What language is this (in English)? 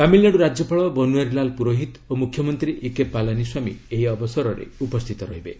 Odia